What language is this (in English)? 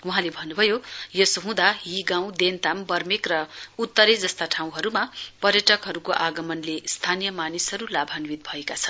Nepali